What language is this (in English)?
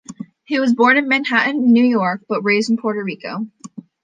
English